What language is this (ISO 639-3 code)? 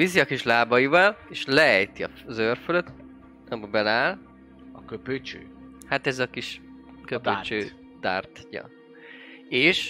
hun